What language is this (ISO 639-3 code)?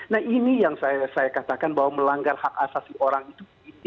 ind